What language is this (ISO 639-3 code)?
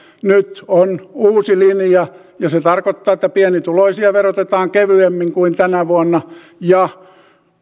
fin